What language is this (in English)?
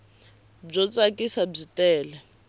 Tsonga